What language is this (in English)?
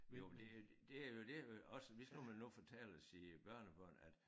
Danish